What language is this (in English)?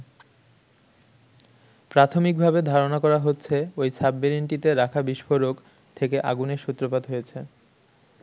Bangla